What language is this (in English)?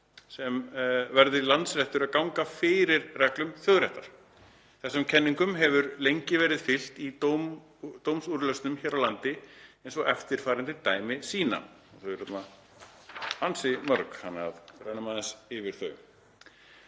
Icelandic